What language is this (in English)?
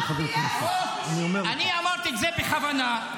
Hebrew